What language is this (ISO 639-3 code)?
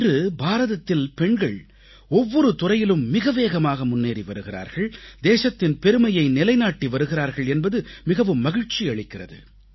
tam